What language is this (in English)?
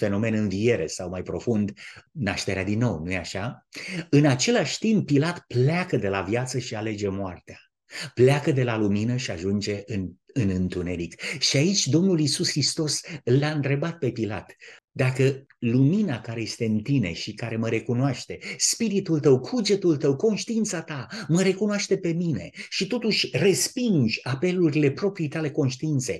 Romanian